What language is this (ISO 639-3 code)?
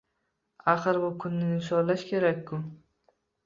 uzb